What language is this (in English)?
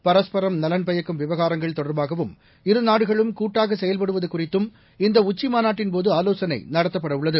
Tamil